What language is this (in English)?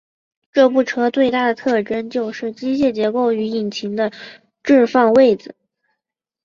Chinese